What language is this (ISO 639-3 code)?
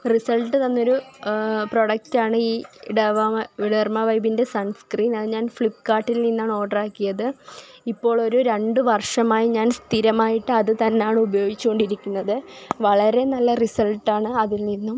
mal